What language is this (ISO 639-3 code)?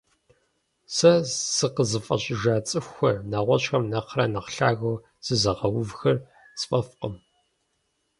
kbd